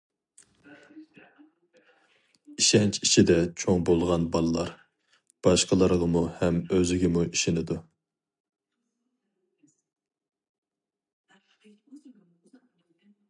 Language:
Uyghur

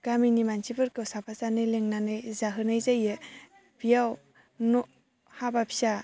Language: Bodo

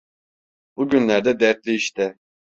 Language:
Turkish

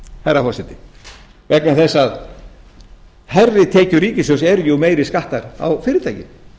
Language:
Icelandic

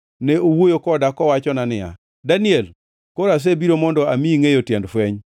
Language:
Luo (Kenya and Tanzania)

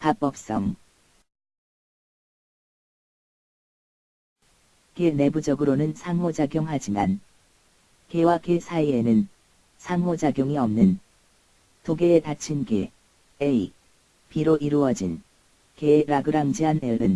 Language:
Korean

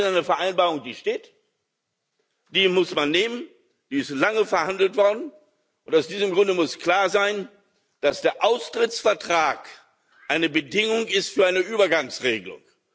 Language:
German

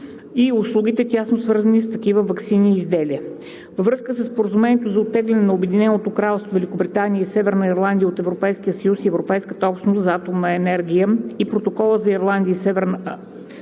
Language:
Bulgarian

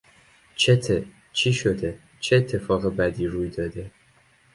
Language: Persian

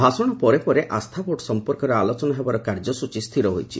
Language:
Odia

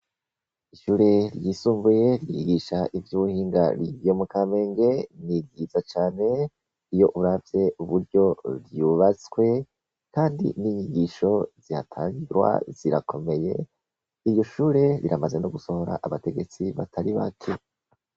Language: Rundi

